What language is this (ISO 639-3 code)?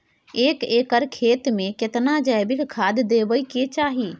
mai